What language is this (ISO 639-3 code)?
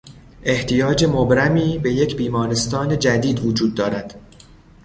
fas